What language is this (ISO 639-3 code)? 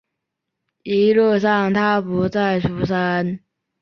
zho